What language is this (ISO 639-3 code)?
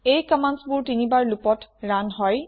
asm